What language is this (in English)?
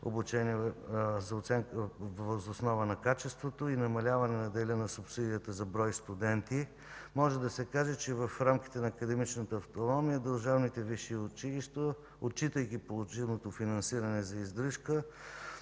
Bulgarian